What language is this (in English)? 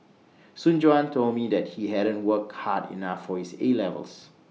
English